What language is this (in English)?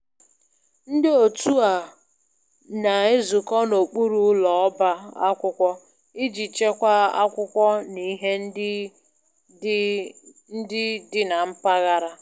Igbo